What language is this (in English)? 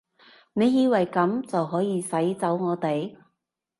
Cantonese